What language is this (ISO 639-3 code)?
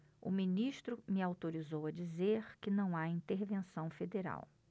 por